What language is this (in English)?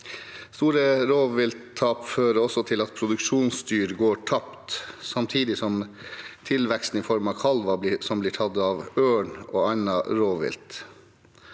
Norwegian